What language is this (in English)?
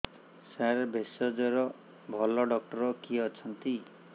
Odia